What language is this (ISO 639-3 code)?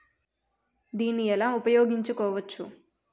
tel